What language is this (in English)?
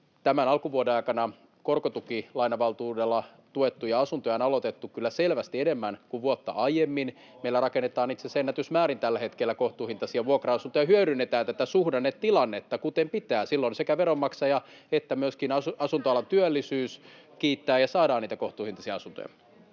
Finnish